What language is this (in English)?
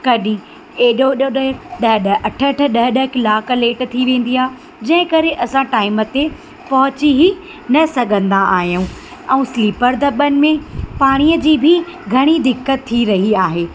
Sindhi